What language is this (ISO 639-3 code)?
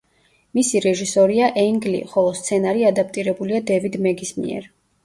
kat